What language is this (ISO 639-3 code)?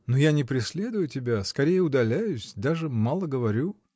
rus